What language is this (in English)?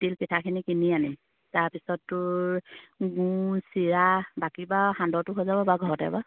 Assamese